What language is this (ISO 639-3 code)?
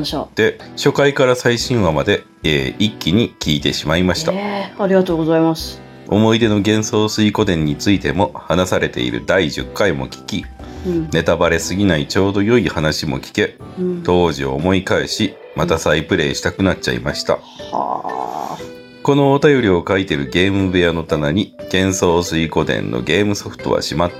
jpn